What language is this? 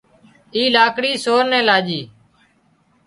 Wadiyara Koli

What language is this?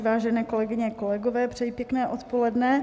Czech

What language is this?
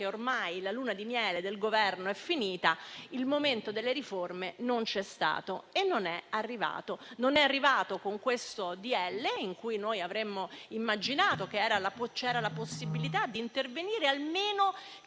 Italian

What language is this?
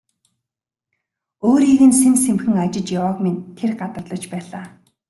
Mongolian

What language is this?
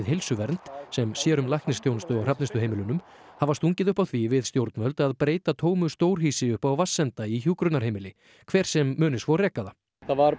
Icelandic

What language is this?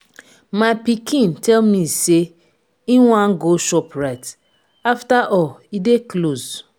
Nigerian Pidgin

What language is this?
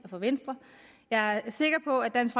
Danish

